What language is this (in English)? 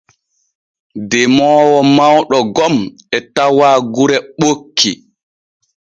Borgu Fulfulde